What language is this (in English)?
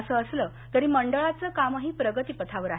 Marathi